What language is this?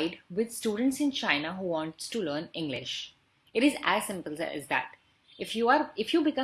English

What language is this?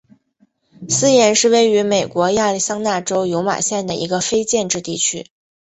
Chinese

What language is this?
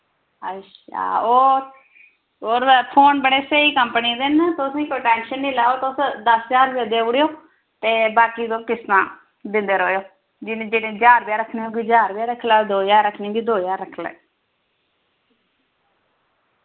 Dogri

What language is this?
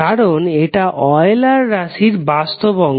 Bangla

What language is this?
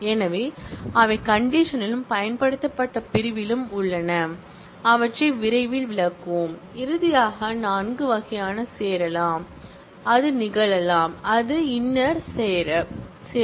Tamil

